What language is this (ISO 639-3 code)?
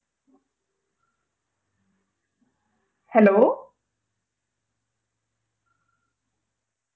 mal